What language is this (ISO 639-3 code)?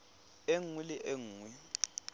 tsn